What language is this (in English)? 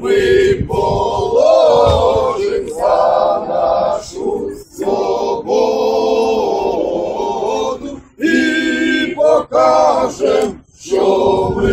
Ukrainian